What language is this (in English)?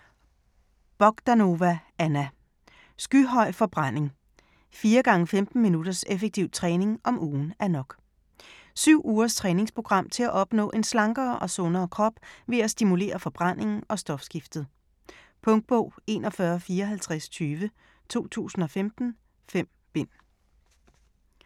Danish